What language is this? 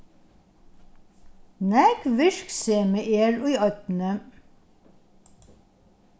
Faroese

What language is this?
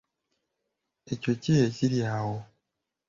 Ganda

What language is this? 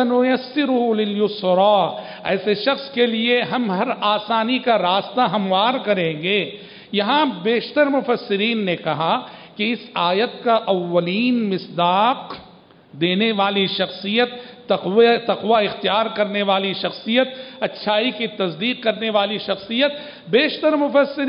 Arabic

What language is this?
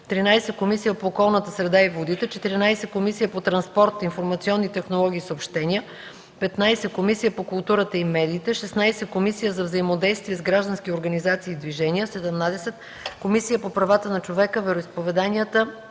Bulgarian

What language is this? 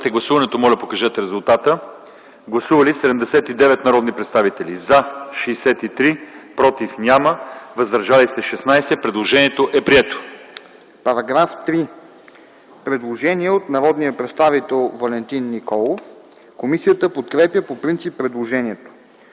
Bulgarian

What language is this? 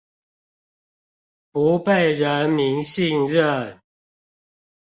Chinese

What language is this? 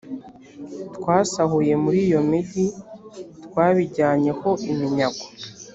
Kinyarwanda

